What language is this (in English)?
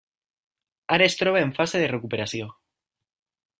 Catalan